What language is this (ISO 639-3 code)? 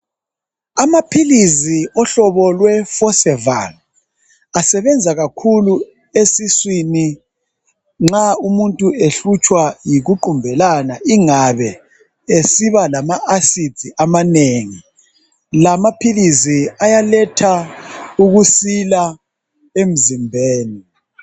nde